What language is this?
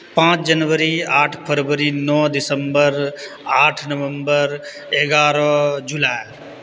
Maithili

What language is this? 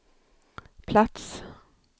Swedish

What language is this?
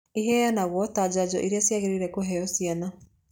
Kikuyu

